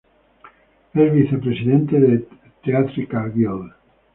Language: Spanish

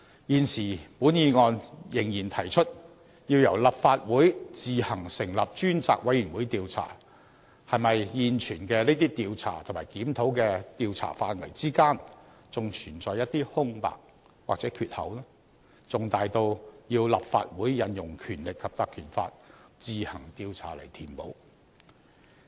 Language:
Cantonese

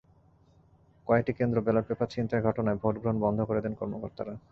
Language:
Bangla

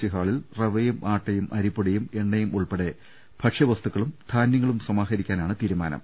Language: Malayalam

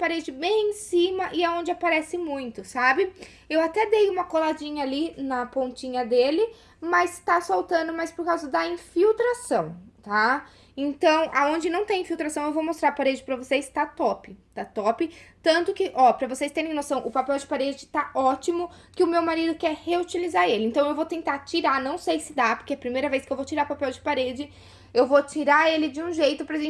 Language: Portuguese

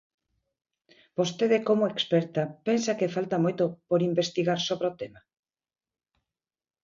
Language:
Galician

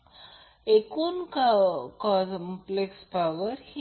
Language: Marathi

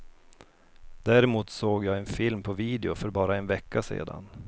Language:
Swedish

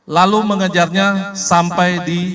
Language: Indonesian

